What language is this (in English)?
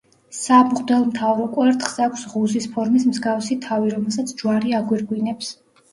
Georgian